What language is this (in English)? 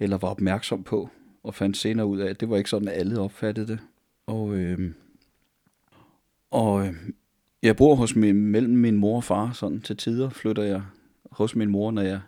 Danish